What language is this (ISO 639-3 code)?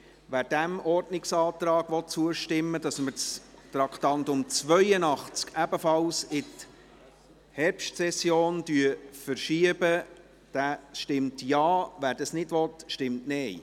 gsw